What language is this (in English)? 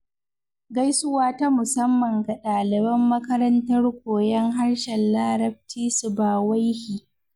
Hausa